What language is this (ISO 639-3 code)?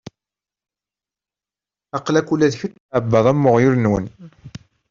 kab